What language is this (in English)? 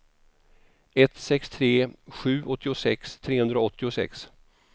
Swedish